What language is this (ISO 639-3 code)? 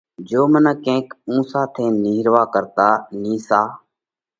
kvx